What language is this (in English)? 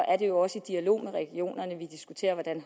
Danish